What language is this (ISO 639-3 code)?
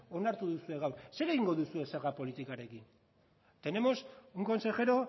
eus